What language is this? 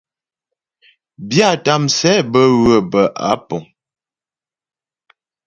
Ghomala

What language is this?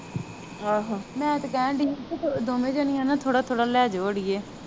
Punjabi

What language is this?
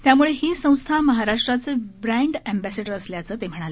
Marathi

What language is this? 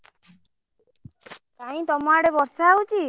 Odia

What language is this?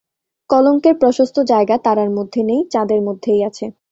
Bangla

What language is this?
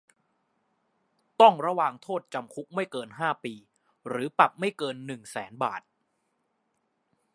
Thai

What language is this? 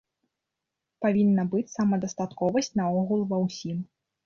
Belarusian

